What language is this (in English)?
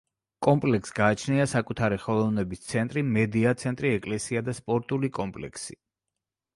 Georgian